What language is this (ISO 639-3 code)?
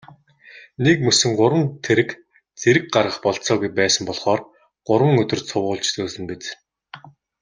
mon